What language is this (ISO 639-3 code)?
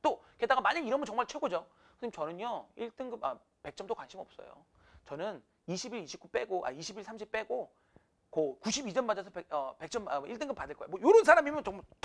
kor